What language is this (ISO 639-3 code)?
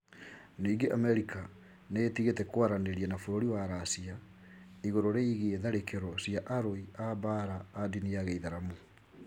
kik